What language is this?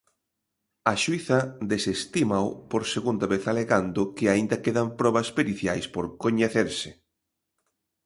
Galician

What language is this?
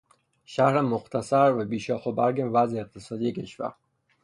Persian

